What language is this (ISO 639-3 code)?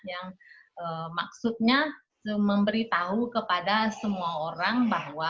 ind